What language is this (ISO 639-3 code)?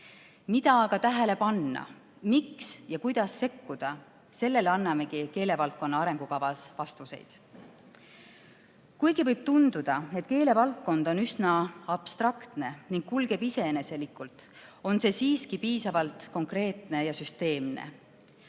est